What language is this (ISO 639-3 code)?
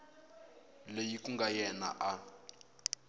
tso